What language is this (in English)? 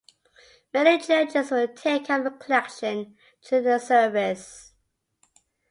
English